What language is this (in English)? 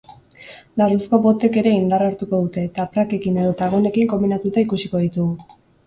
Basque